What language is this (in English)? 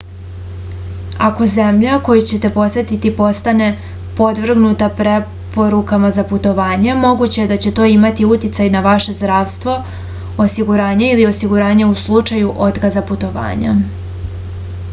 Serbian